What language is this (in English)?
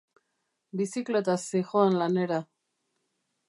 Basque